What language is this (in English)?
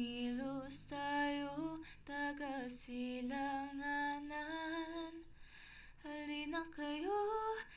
Filipino